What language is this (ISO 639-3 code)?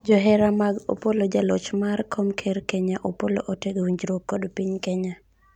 luo